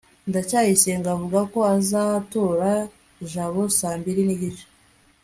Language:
Kinyarwanda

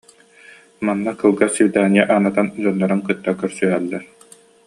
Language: Yakut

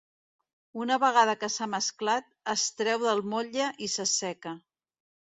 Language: Catalan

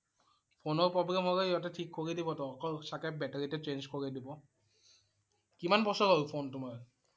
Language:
Assamese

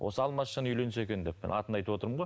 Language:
Kazakh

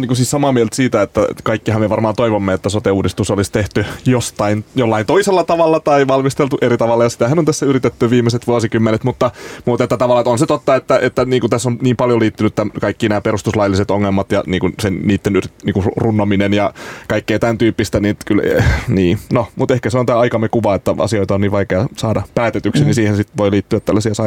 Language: Finnish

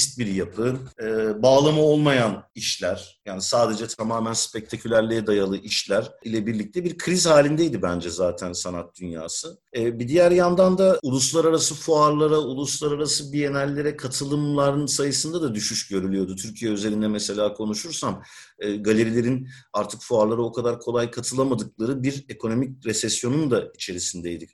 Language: Turkish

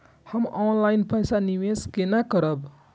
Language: Maithili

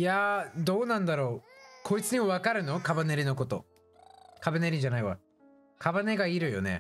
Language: Japanese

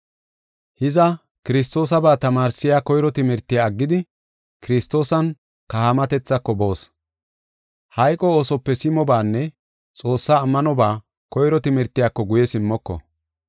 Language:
Gofa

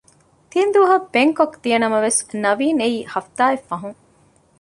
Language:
Divehi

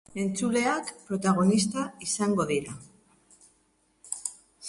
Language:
Basque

